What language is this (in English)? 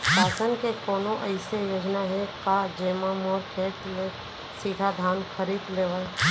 Chhattisgarhi